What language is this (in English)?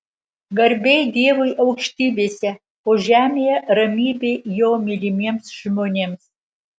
Lithuanian